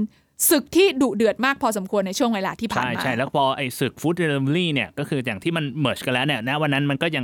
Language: Thai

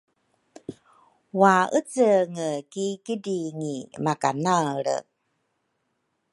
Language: Rukai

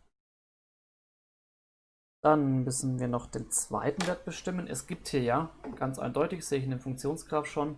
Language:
German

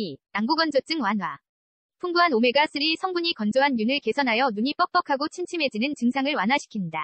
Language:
Korean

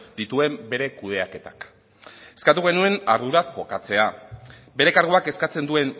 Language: Basque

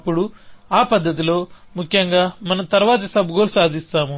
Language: Telugu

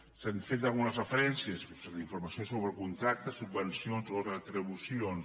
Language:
Catalan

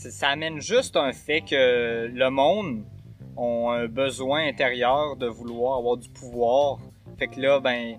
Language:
French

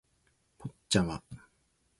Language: Japanese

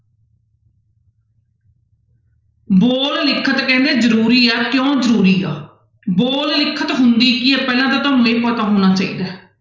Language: Punjabi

